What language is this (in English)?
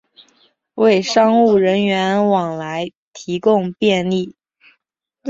Chinese